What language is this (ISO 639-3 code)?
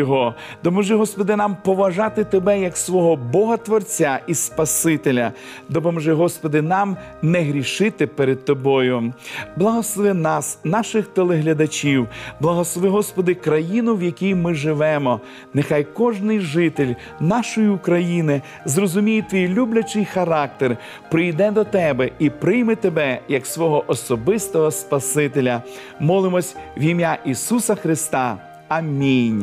ukr